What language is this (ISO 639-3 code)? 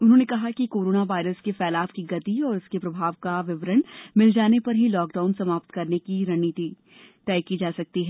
hin